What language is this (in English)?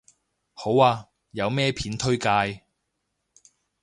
Cantonese